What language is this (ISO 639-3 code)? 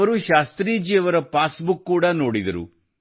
kan